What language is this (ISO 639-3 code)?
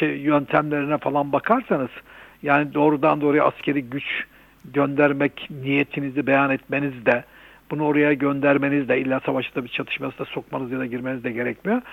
tur